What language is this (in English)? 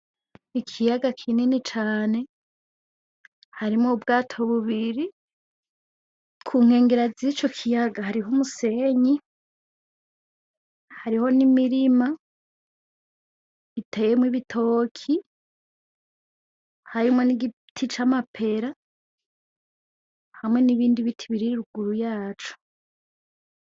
Rundi